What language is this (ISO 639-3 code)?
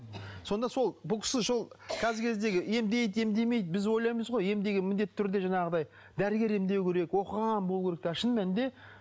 kaz